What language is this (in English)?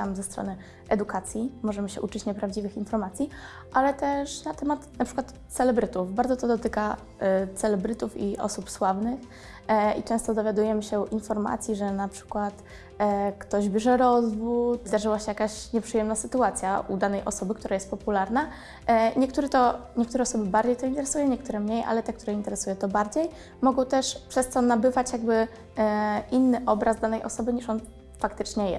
Polish